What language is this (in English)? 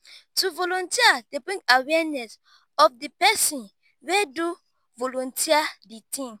Nigerian Pidgin